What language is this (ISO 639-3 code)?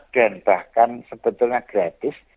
ind